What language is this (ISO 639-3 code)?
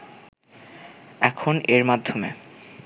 ben